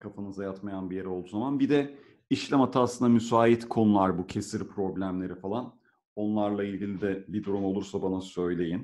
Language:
Turkish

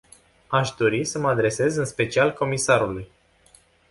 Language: Romanian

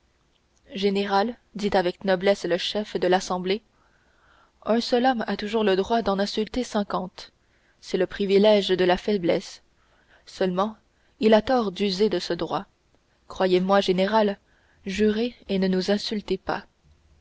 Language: French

